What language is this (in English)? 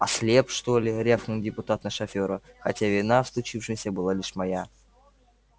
Russian